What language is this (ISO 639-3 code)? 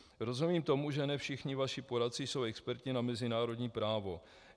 ces